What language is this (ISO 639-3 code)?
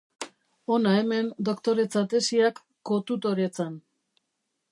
eus